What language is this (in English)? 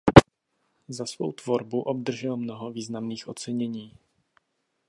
Czech